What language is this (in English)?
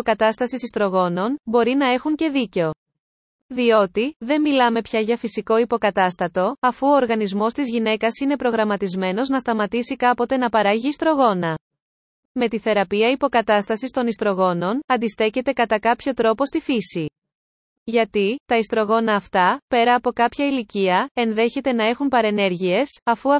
Greek